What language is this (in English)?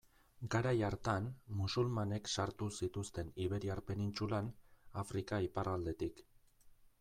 Basque